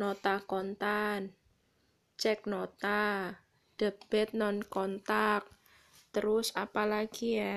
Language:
Indonesian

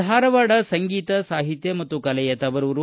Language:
Kannada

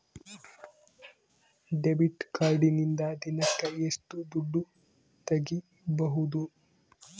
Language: Kannada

